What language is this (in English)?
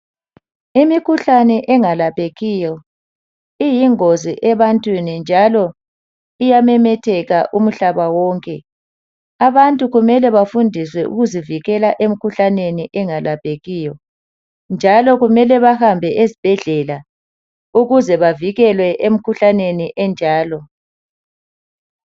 North Ndebele